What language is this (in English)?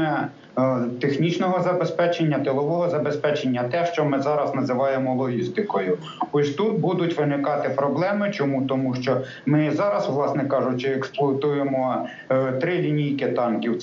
Ukrainian